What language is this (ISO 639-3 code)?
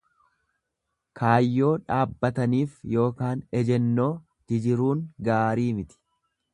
orm